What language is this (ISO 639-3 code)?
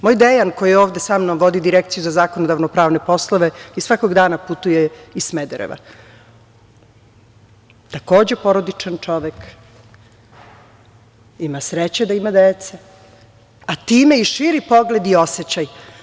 srp